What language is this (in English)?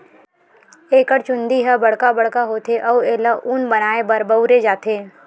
Chhattisgarhi